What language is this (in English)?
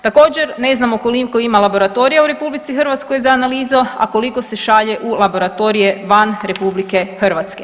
Croatian